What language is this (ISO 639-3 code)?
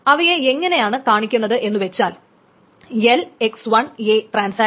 mal